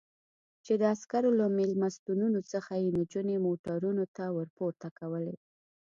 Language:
Pashto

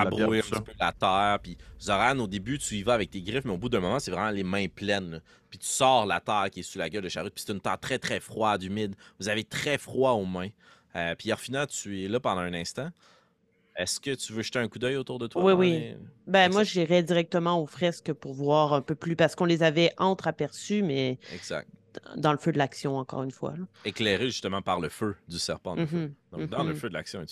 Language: French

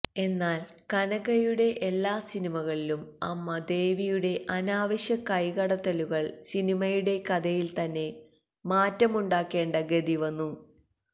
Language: Malayalam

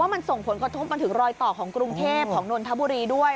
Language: Thai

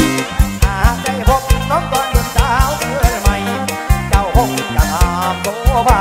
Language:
Thai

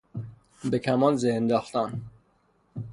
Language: Persian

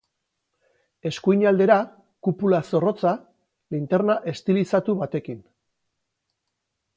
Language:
Basque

